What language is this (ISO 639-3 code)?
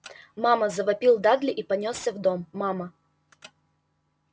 rus